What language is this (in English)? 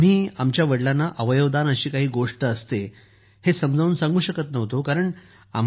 Marathi